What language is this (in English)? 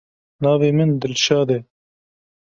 Kurdish